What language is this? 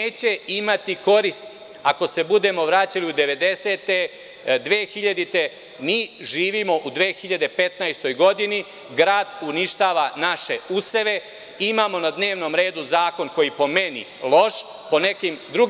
Serbian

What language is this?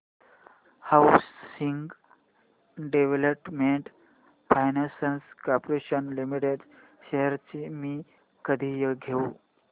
Marathi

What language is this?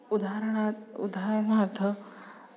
Sanskrit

